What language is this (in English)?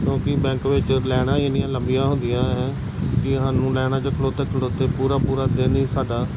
Punjabi